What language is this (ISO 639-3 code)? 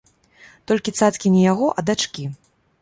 bel